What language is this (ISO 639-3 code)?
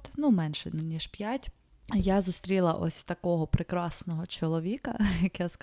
ukr